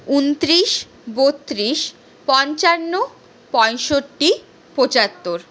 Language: Bangla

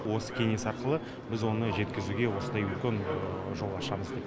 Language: Kazakh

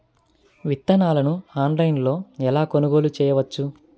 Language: Telugu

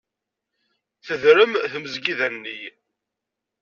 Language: Kabyle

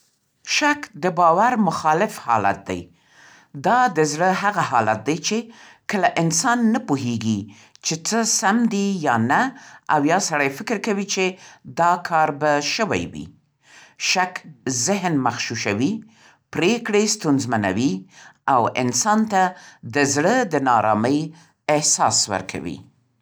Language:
Central Pashto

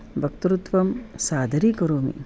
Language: Sanskrit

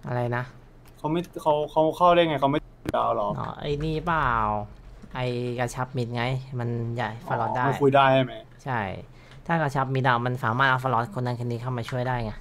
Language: Thai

